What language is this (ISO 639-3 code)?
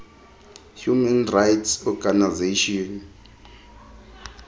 xho